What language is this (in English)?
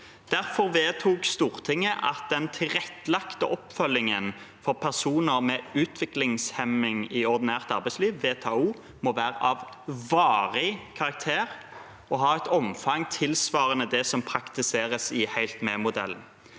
Norwegian